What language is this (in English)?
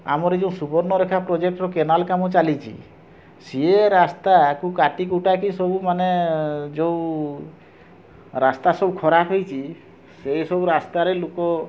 Odia